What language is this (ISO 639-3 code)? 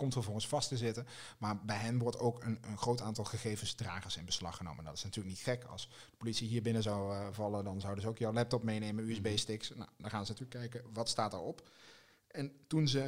nld